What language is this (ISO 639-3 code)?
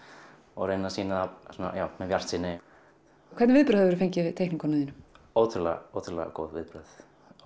isl